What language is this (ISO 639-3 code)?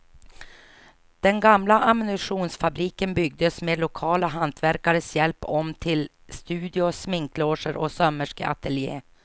swe